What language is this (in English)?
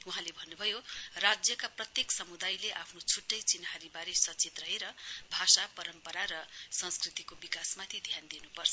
Nepali